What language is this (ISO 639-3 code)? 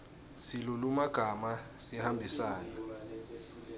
ssw